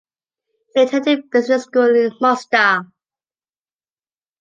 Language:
English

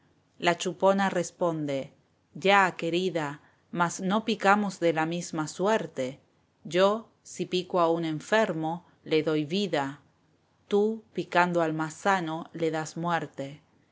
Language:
Spanish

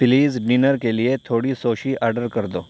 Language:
Urdu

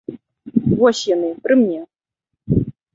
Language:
Belarusian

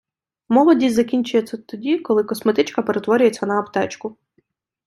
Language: Ukrainian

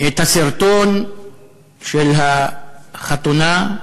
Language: Hebrew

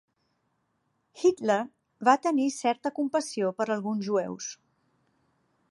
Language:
Catalan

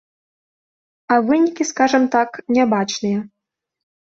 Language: Belarusian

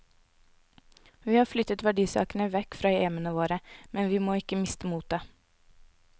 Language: Norwegian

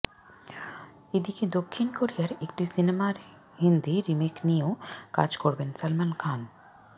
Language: Bangla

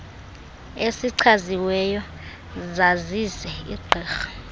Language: Xhosa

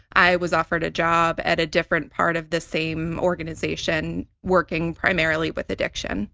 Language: English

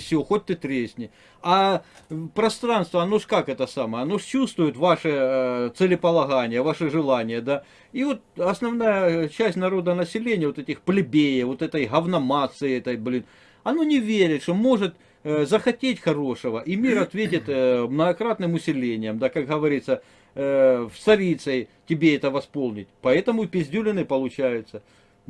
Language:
Russian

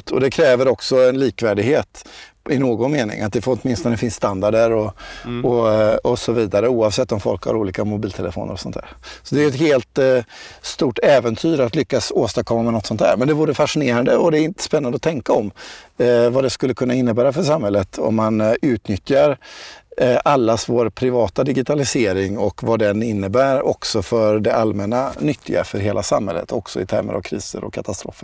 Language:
Swedish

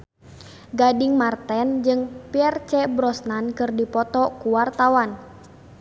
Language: Sundanese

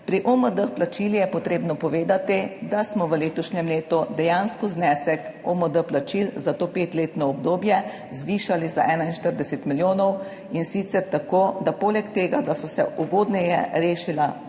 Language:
Slovenian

